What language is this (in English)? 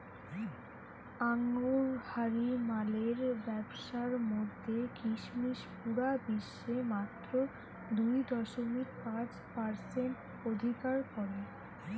Bangla